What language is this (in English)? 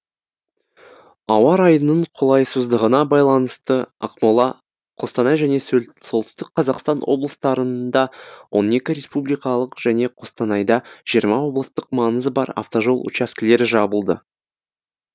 Kazakh